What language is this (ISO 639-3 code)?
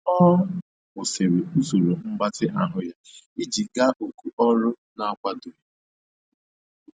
ibo